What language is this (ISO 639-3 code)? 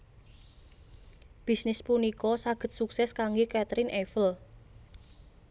jav